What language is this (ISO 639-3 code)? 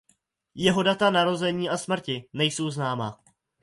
ces